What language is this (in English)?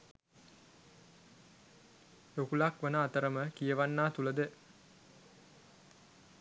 Sinhala